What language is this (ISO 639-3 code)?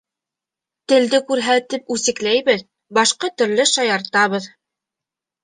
bak